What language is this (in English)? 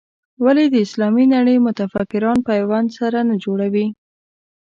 Pashto